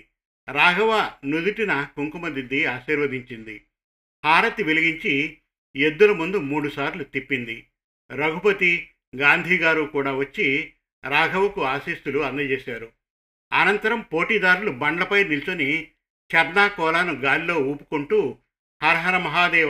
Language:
Telugu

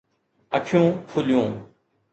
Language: Sindhi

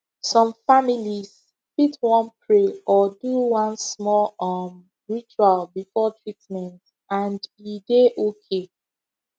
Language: Nigerian Pidgin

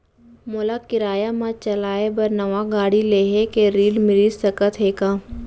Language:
Chhattisgarhi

